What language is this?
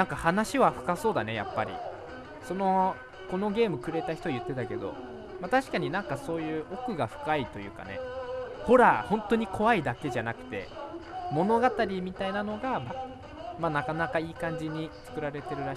Japanese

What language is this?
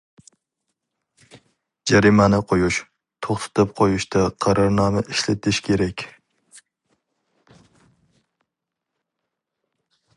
Uyghur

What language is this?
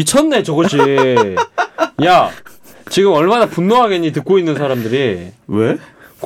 Korean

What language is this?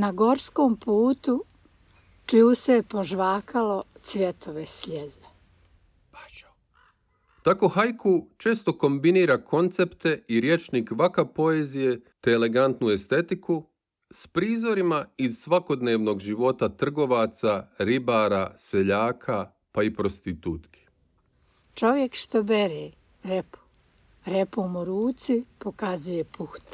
Croatian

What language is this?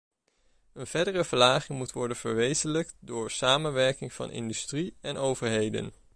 Dutch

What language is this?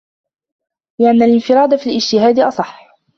Arabic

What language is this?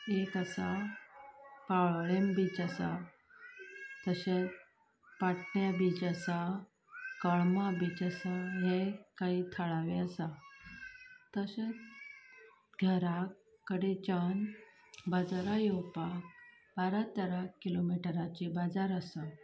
Konkani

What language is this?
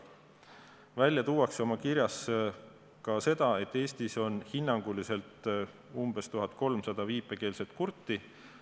Estonian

